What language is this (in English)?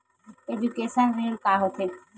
Chhattisgarhi